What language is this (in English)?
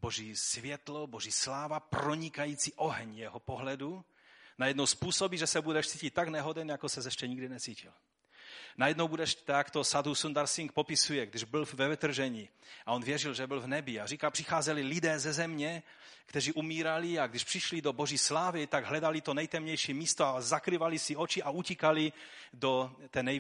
Czech